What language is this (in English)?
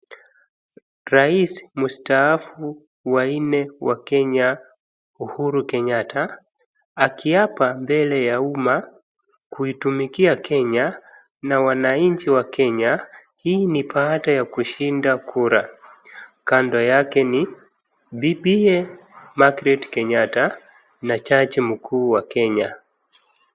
Swahili